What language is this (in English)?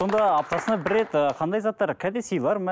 Kazakh